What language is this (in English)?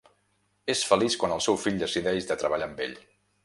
Catalan